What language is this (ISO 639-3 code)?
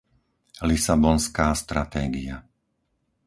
slk